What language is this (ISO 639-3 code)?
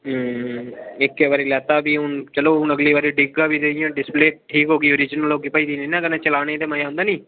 doi